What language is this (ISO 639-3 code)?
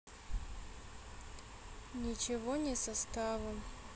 rus